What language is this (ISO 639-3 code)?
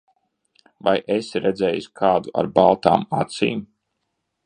lav